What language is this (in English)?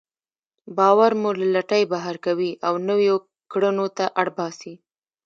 Pashto